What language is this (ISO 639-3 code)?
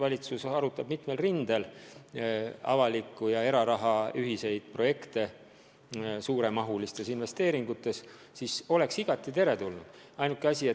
est